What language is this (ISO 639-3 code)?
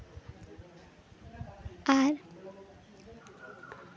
sat